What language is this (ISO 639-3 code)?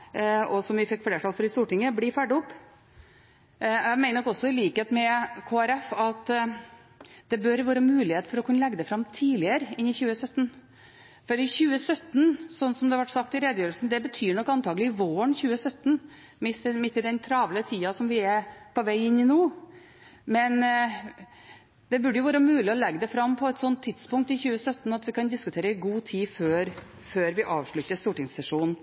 nob